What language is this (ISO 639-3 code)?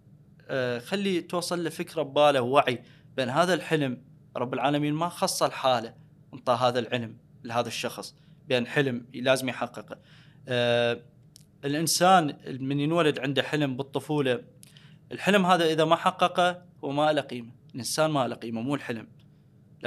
ara